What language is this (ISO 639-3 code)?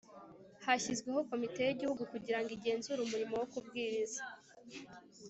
kin